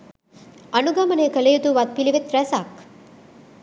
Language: Sinhala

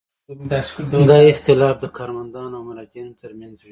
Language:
Pashto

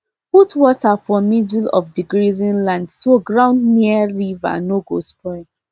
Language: Nigerian Pidgin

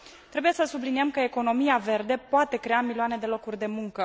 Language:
Romanian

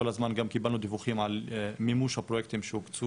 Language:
Hebrew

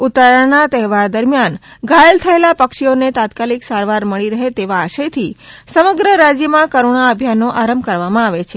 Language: Gujarati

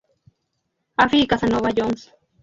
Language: Spanish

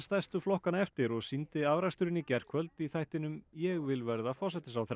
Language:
Icelandic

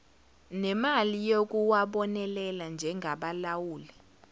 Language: Zulu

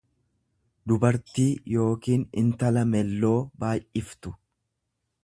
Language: Oromo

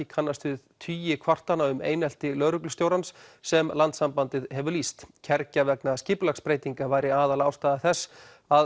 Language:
Icelandic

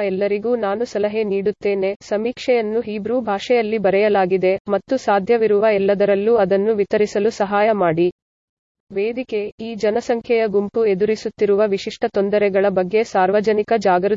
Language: Kannada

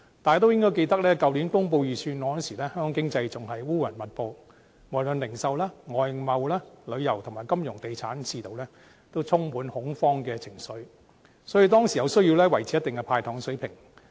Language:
Cantonese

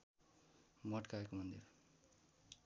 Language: Nepali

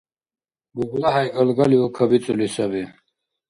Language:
Dargwa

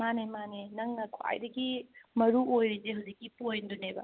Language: Manipuri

